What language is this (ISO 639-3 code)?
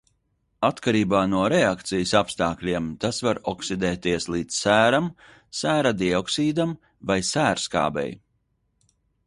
lav